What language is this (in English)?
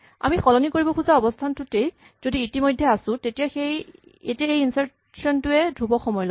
Assamese